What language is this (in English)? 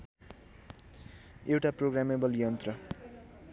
Nepali